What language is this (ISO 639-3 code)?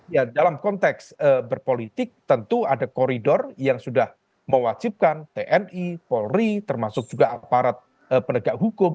ind